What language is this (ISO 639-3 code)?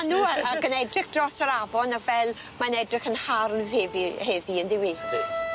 cym